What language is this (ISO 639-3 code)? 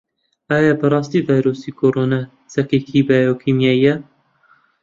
ckb